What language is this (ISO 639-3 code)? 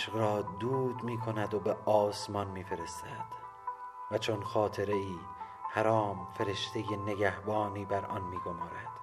fas